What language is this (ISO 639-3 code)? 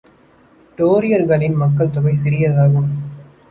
tam